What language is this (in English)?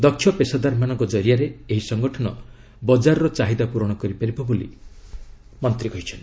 Odia